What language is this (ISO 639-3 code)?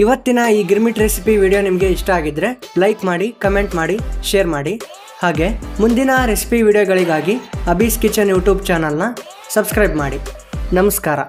kan